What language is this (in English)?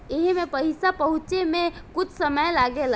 Bhojpuri